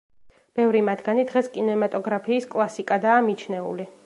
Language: Georgian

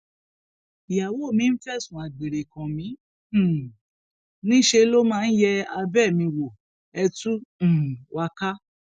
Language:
Yoruba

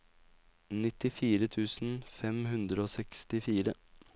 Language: Norwegian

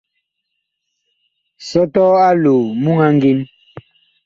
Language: Bakoko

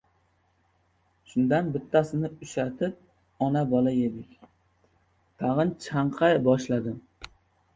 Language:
Uzbek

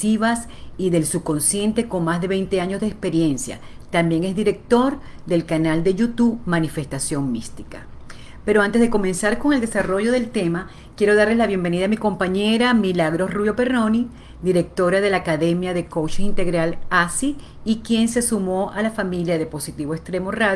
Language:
Spanish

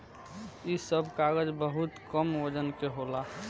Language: Bhojpuri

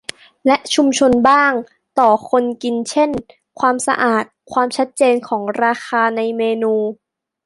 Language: Thai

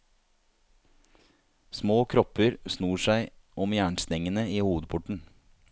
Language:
Norwegian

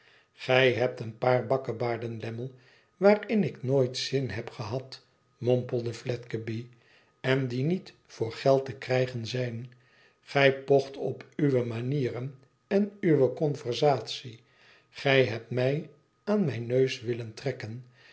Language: Dutch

